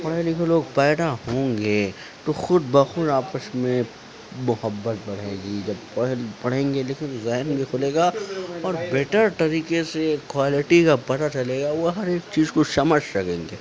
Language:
Urdu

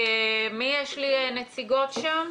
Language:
Hebrew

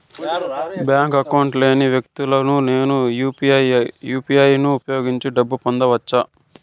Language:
Telugu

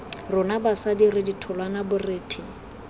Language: Tswana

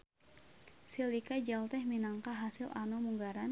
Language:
Sundanese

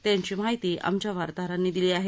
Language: Marathi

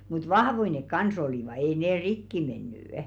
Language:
Finnish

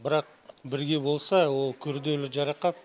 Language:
Kazakh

